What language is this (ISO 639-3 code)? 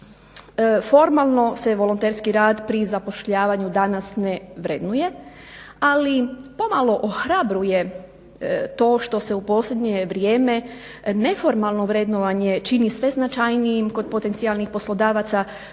hrv